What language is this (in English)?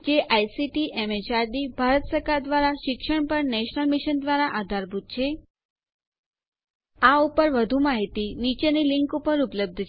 Gujarati